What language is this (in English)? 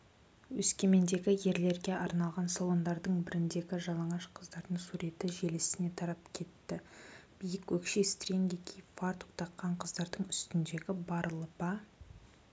Kazakh